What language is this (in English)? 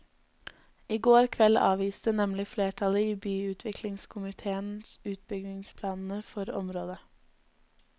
Norwegian